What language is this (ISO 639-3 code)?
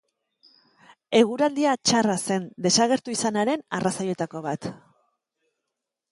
eus